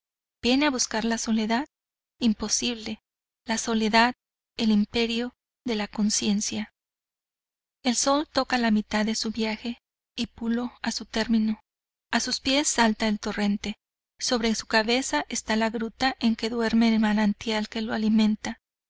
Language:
Spanish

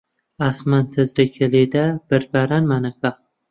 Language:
Central Kurdish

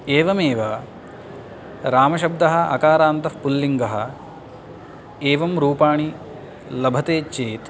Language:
Sanskrit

